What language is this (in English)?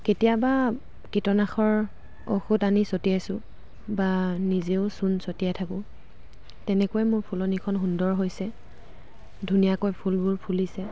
Assamese